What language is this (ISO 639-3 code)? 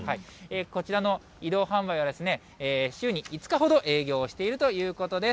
jpn